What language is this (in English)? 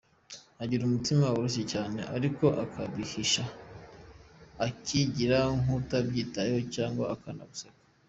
Kinyarwanda